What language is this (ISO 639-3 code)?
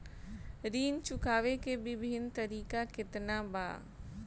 bho